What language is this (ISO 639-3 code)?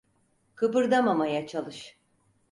tur